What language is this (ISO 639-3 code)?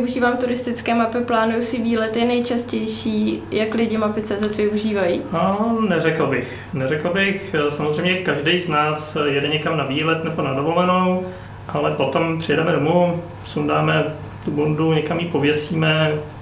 ces